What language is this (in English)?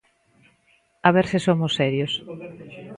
Galician